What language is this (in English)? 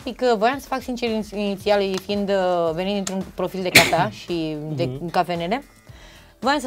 Romanian